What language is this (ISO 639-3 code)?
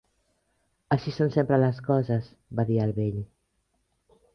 cat